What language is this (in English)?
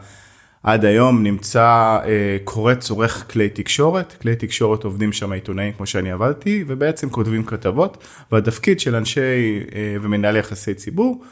Hebrew